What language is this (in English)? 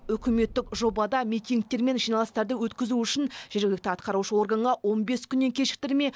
Kazakh